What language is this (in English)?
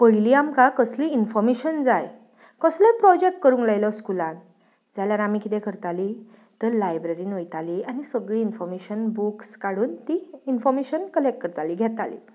Konkani